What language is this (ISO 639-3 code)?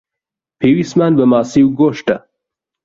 ckb